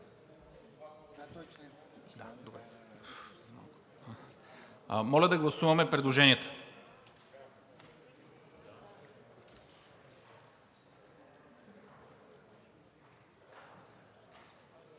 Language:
Bulgarian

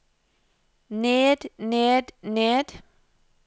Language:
Norwegian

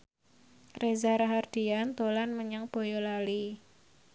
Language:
Javanese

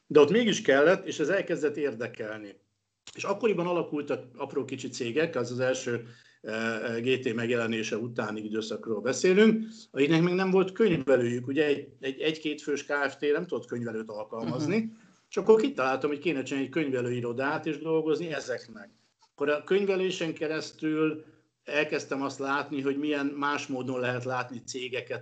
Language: Hungarian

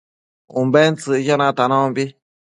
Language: Matsés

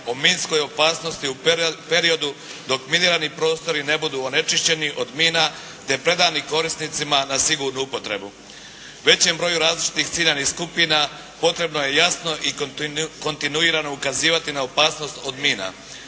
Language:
Croatian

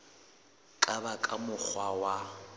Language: Southern Sotho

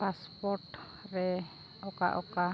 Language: Santali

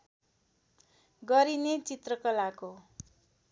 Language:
Nepali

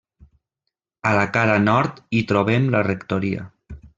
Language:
Catalan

